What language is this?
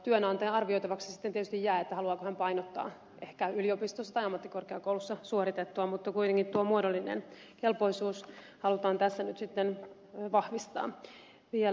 Finnish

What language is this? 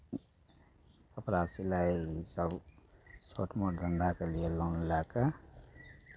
Maithili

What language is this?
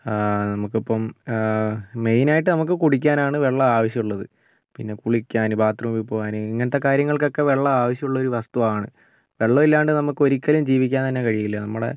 Malayalam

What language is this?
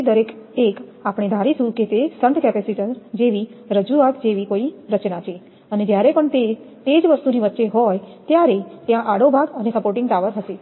Gujarati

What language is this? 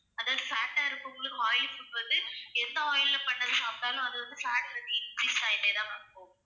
Tamil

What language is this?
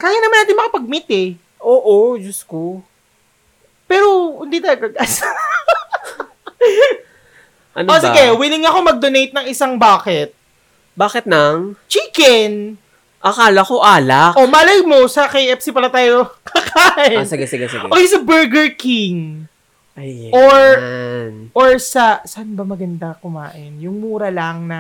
Filipino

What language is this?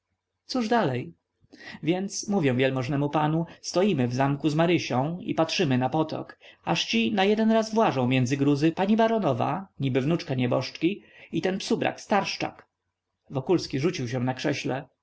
Polish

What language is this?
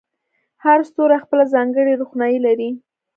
Pashto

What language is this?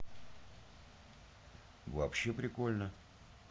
Russian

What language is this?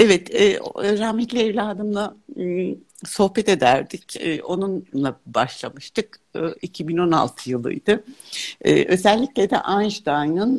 Turkish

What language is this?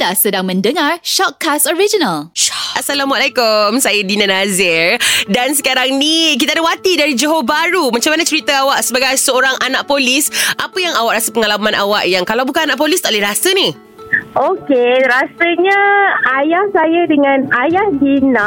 Malay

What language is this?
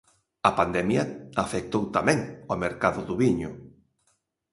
Galician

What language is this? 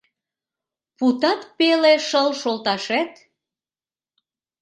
Mari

